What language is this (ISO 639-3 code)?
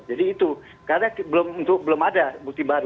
ind